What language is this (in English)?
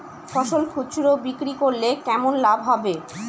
Bangla